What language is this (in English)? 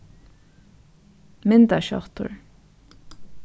Faroese